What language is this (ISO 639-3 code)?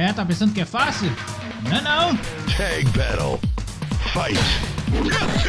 por